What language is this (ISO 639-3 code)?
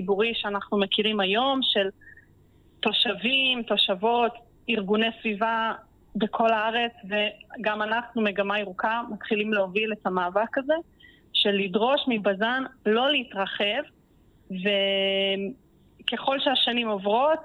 heb